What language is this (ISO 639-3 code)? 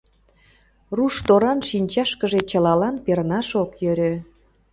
chm